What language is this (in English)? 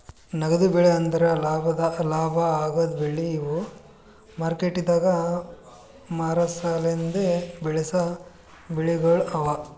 Kannada